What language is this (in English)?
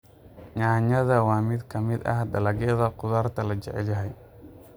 Somali